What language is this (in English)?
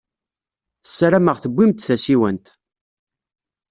Kabyle